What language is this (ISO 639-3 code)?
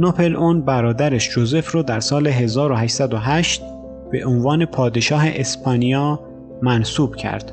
fas